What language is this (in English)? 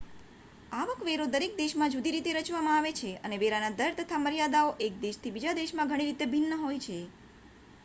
Gujarati